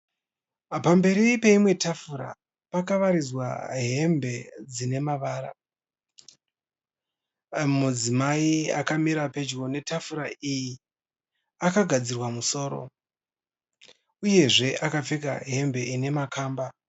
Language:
Shona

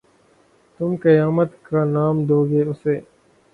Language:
Urdu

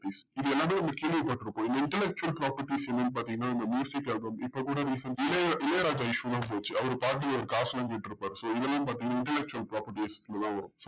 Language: Tamil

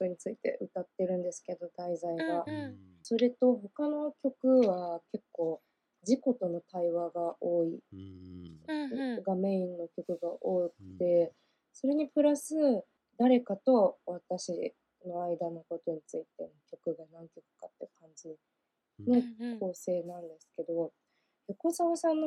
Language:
Japanese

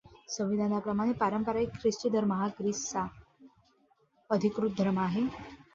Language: Marathi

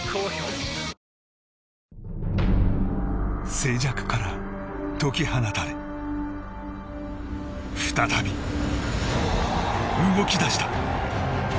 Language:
Japanese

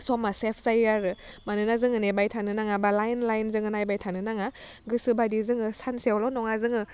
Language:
Bodo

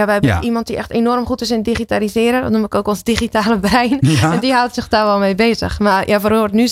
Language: Dutch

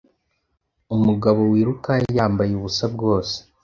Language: Kinyarwanda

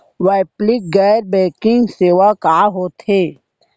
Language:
Chhattisgarhi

